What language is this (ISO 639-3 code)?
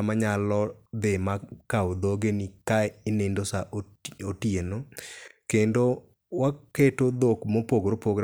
luo